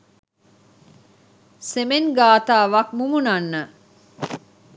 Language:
Sinhala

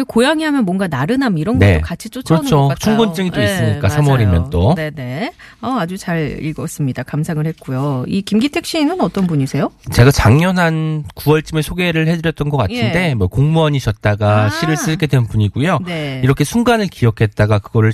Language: Korean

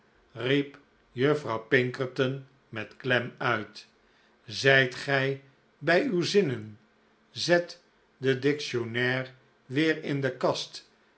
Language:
Dutch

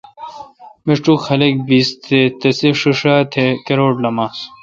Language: Kalkoti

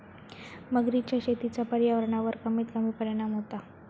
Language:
Marathi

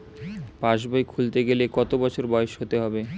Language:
Bangla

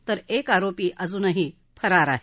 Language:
Marathi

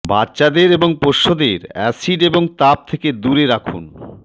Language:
Bangla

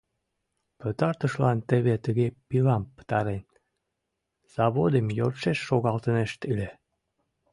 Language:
Mari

